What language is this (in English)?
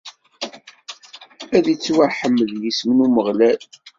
Kabyle